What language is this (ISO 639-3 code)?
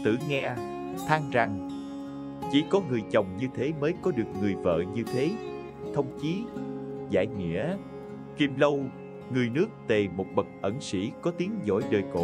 vie